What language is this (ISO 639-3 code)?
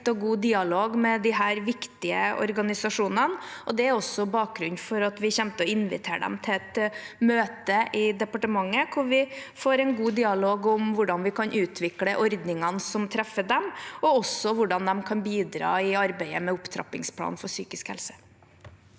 nor